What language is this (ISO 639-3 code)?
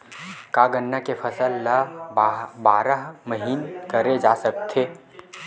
hne